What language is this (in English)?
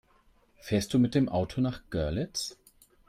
German